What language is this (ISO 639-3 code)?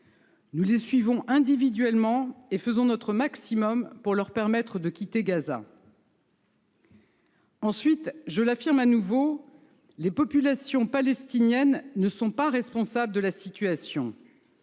fra